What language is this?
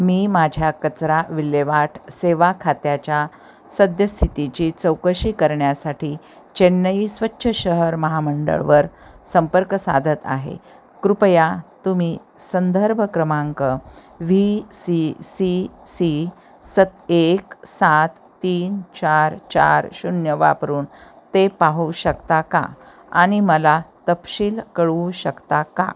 Marathi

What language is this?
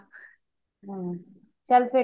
Punjabi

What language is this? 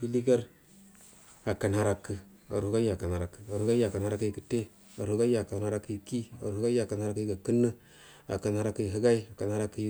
Buduma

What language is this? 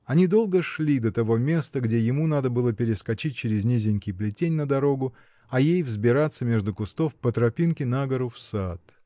Russian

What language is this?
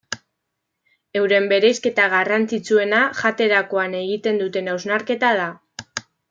Basque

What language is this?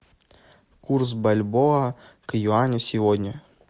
Russian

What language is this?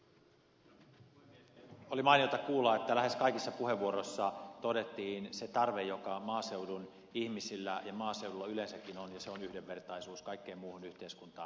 Finnish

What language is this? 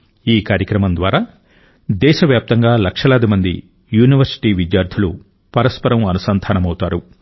Telugu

